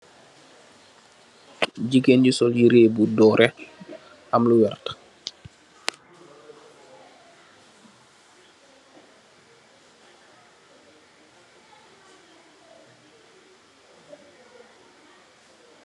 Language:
Wolof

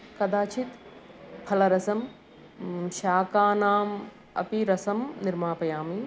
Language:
Sanskrit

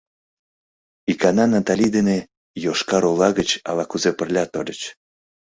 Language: Mari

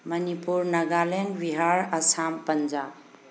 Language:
Manipuri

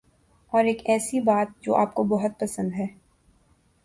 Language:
Urdu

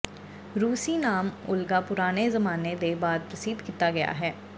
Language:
Punjabi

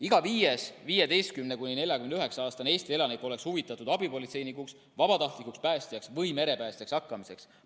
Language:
Estonian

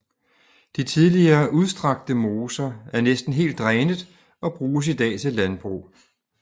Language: Danish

